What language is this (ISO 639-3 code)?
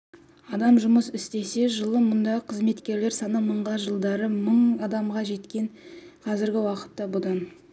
kaz